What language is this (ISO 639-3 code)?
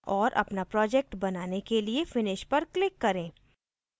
hin